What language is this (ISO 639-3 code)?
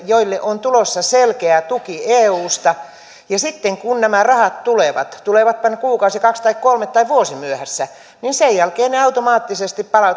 fin